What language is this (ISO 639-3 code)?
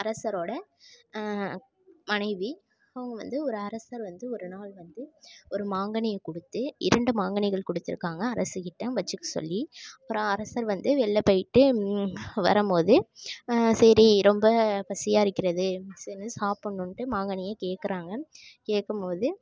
tam